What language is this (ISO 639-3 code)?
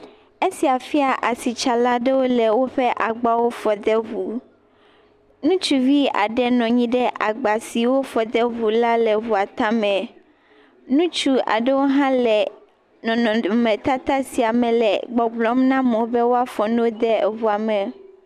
ewe